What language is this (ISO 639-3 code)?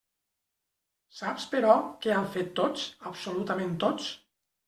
cat